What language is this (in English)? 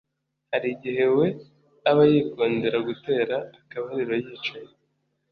Kinyarwanda